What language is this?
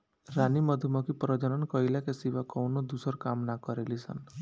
Bhojpuri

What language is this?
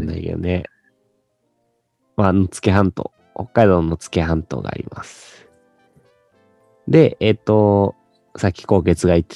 Japanese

